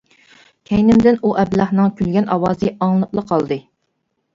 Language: Uyghur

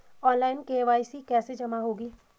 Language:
Hindi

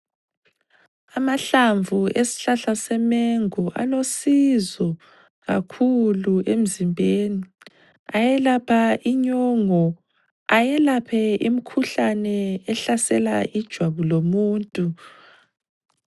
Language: North Ndebele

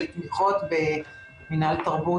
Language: Hebrew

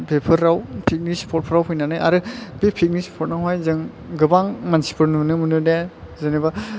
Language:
Bodo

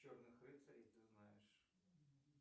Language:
Russian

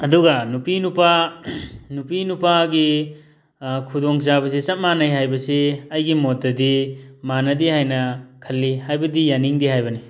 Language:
Manipuri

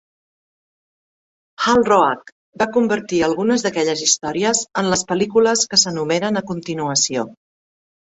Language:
Catalan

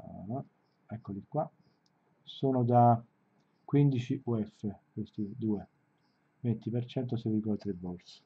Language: Italian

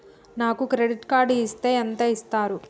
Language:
Telugu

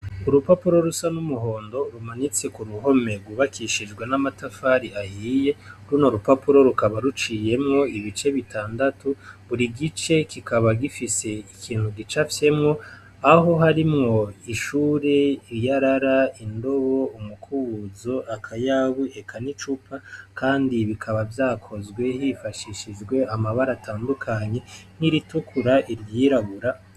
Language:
Rundi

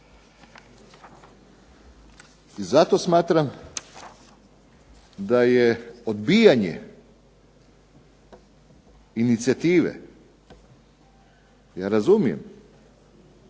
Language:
Croatian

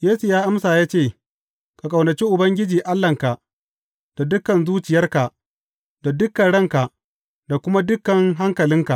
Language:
Hausa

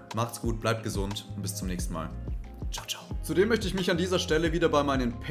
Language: German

